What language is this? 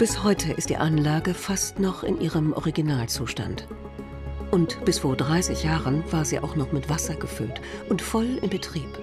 German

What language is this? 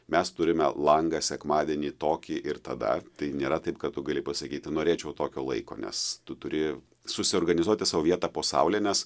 Lithuanian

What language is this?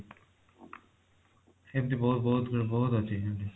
Odia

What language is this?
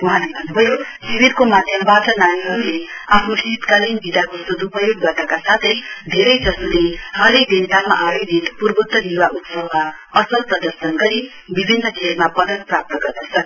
Nepali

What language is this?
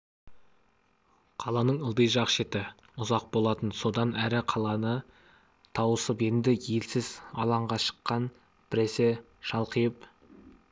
Kazakh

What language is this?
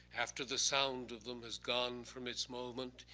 English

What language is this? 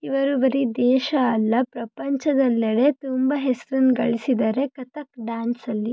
Kannada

